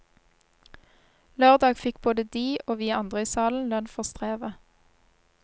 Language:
Norwegian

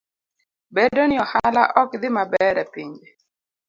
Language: Luo (Kenya and Tanzania)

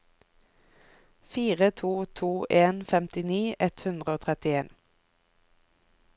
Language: Norwegian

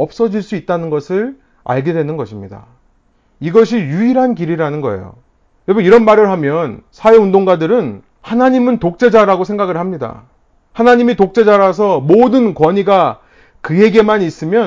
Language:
Korean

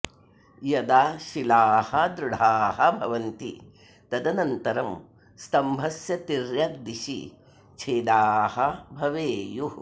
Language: Sanskrit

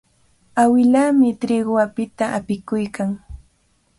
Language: Cajatambo North Lima Quechua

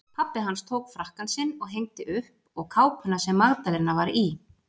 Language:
Icelandic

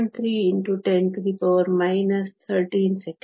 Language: Kannada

